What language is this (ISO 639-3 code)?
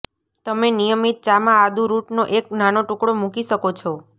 guj